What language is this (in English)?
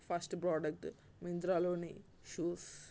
Telugu